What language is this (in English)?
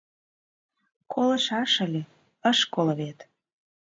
Mari